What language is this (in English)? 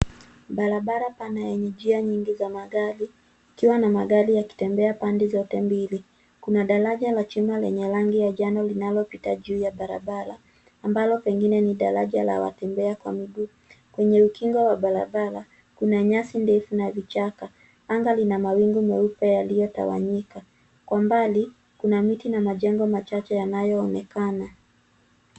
Swahili